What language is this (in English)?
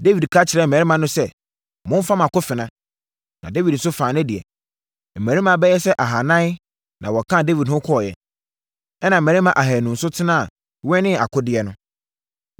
Akan